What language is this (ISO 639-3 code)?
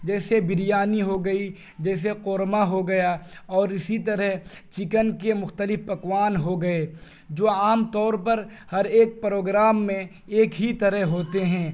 urd